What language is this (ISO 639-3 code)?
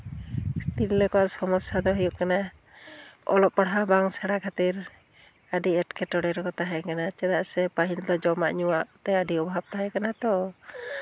sat